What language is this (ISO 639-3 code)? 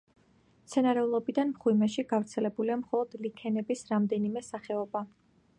kat